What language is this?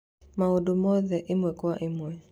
Kikuyu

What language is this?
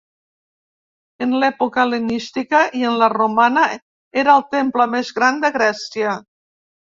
Catalan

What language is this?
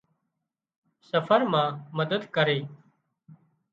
Wadiyara Koli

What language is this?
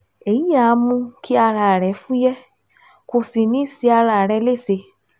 Yoruba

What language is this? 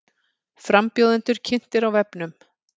Icelandic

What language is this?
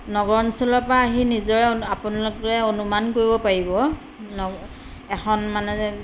Assamese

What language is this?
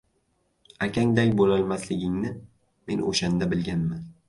Uzbek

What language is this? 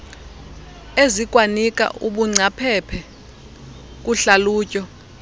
Xhosa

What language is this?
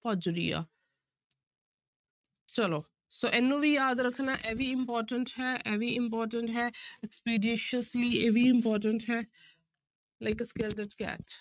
Punjabi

